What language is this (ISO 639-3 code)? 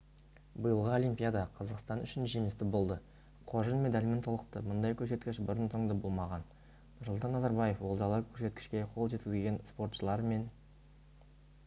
kaz